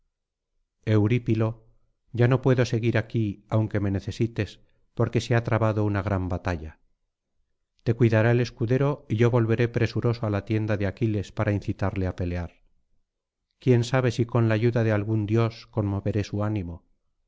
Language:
Spanish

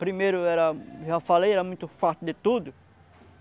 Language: Portuguese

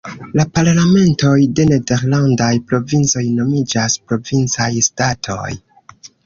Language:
Esperanto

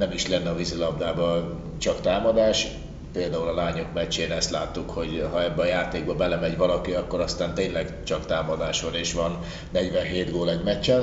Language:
Hungarian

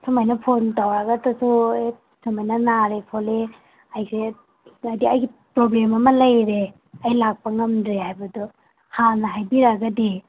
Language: Manipuri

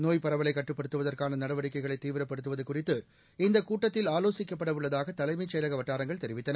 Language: Tamil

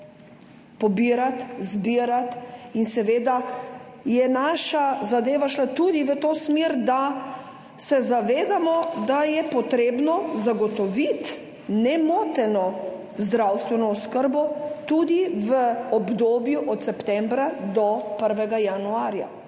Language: Slovenian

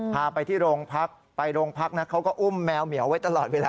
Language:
Thai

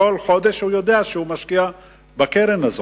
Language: Hebrew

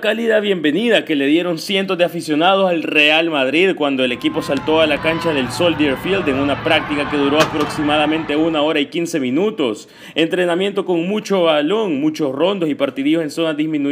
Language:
Spanish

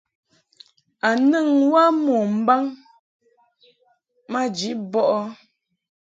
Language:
Mungaka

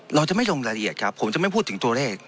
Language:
Thai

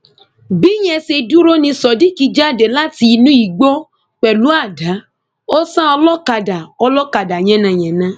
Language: Yoruba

